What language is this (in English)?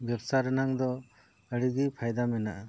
Santali